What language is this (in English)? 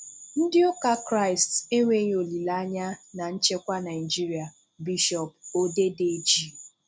Igbo